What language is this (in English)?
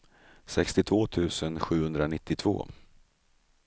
Swedish